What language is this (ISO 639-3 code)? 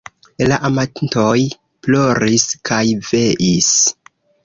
epo